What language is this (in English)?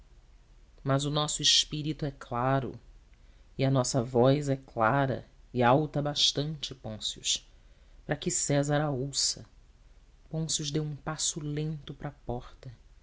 Portuguese